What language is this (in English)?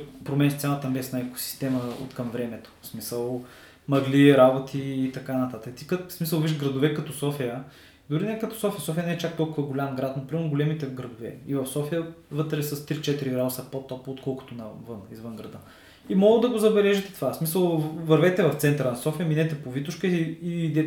Bulgarian